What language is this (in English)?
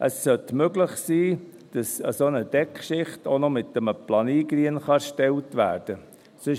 Swiss German